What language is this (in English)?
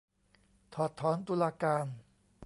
Thai